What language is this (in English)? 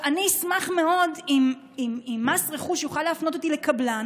Hebrew